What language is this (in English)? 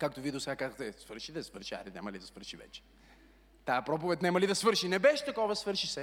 Bulgarian